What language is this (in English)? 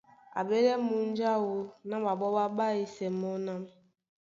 Duala